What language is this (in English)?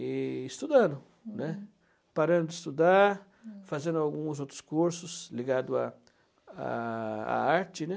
Portuguese